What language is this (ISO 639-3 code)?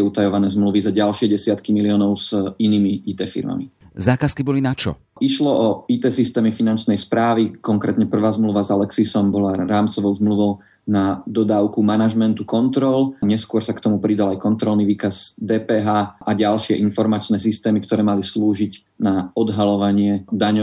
slk